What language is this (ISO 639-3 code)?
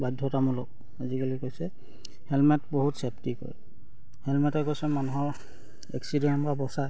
asm